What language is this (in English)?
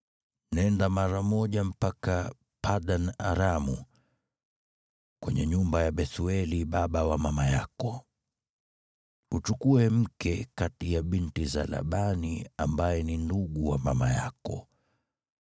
Swahili